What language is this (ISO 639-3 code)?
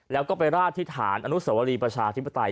tha